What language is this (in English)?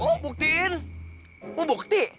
Indonesian